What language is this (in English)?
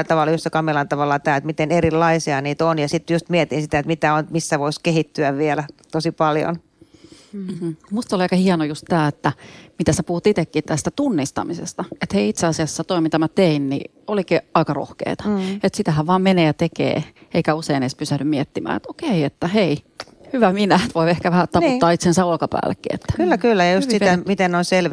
Finnish